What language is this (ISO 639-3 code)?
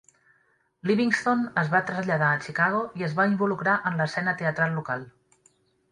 cat